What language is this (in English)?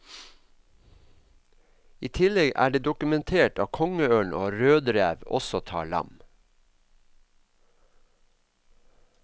Norwegian